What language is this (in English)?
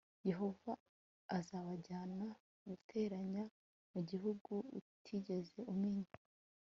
Kinyarwanda